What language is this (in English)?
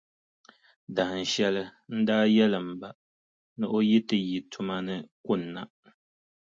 Dagbani